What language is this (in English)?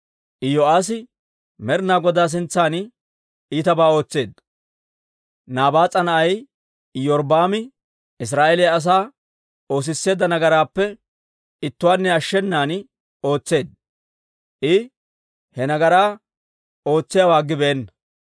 Dawro